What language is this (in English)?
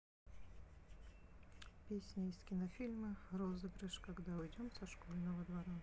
Russian